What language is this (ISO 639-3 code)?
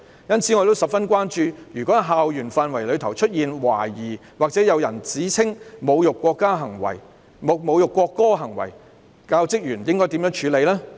yue